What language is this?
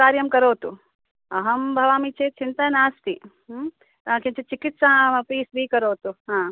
Sanskrit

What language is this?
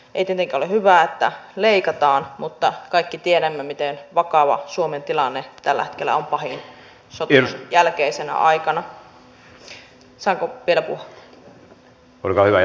Finnish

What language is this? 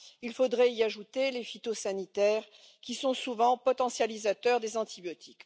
French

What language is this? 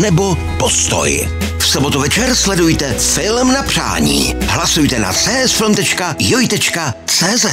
Czech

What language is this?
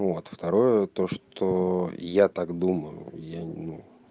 Russian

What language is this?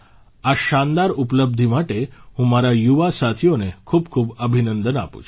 Gujarati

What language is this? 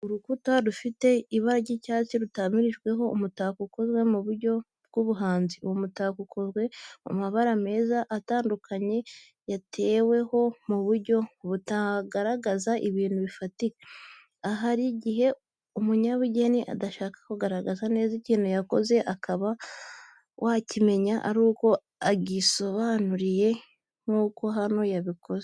Kinyarwanda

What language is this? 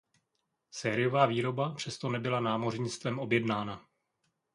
Czech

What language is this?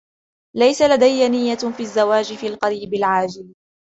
Arabic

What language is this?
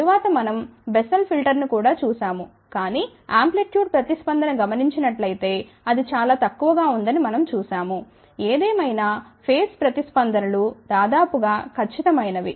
Telugu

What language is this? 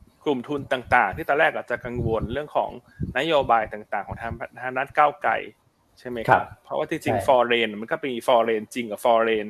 Thai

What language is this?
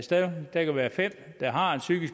Danish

